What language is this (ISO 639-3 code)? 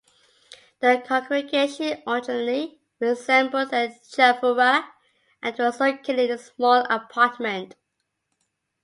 eng